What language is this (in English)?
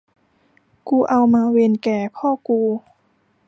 Thai